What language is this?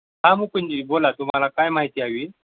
Marathi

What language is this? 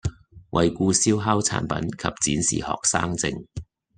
Cantonese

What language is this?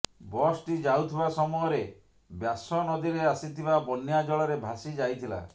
Odia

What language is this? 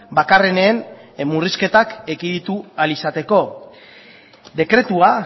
Basque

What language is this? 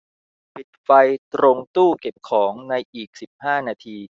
Thai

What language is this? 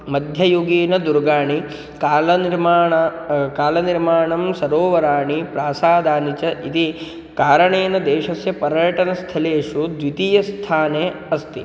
Sanskrit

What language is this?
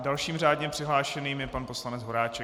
Czech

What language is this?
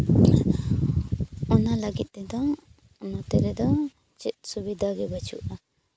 Santali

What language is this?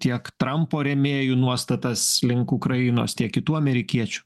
Lithuanian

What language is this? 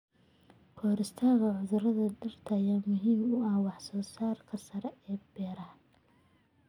Somali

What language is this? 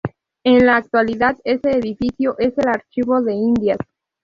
Spanish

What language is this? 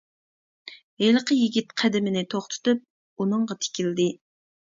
Uyghur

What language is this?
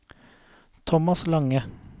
Norwegian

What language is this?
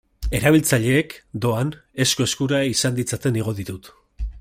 Basque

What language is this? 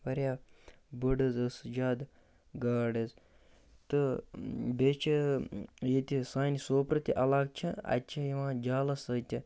Kashmiri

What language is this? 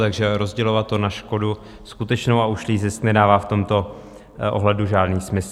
Czech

